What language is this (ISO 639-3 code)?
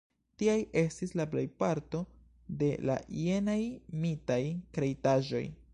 epo